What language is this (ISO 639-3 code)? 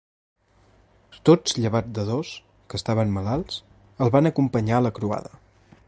cat